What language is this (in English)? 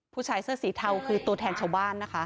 Thai